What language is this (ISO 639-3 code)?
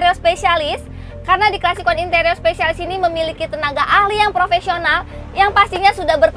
ind